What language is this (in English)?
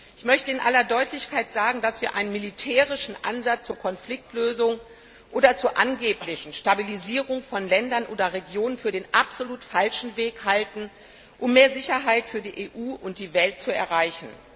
German